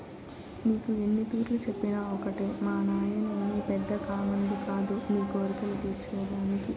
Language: Telugu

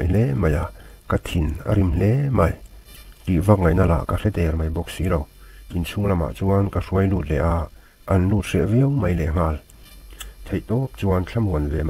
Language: Thai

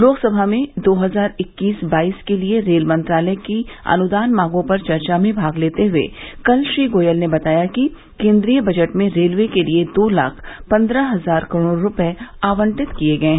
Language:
Hindi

